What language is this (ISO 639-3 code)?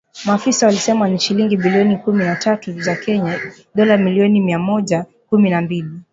swa